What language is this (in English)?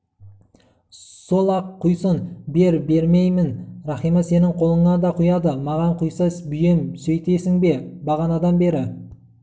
Kazakh